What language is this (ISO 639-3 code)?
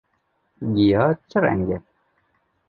kur